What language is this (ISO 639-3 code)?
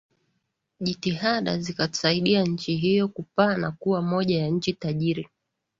swa